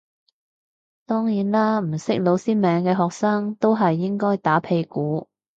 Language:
Cantonese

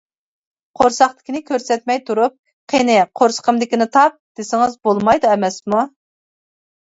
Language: Uyghur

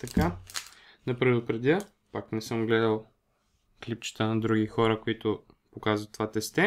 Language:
Bulgarian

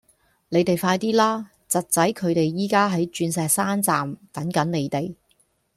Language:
Cantonese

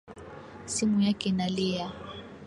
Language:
Swahili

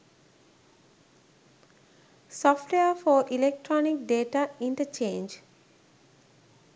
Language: Sinhala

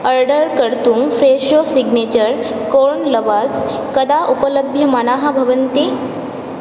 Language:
Sanskrit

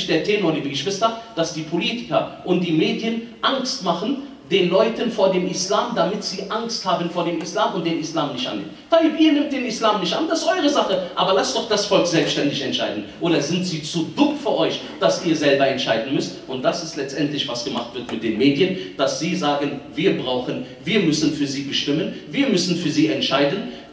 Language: German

